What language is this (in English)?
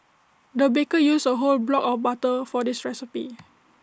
English